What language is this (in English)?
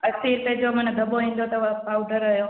Sindhi